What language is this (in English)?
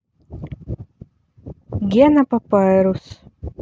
Russian